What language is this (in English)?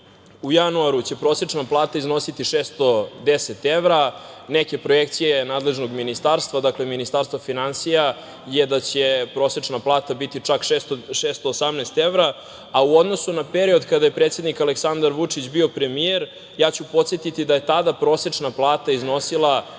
Serbian